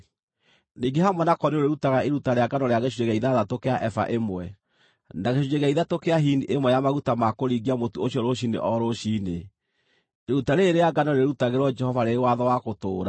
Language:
Kikuyu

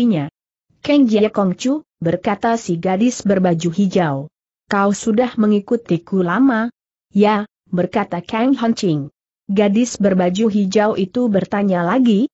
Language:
Indonesian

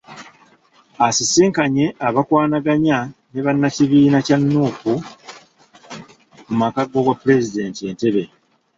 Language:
Ganda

